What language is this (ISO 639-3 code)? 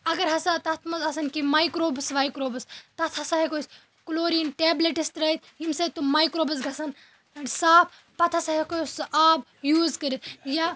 kas